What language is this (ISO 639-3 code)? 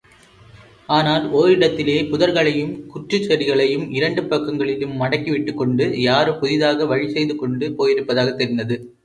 tam